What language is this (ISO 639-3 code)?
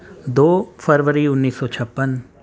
urd